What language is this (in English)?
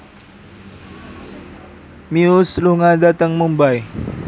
Javanese